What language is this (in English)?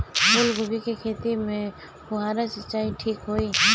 Bhojpuri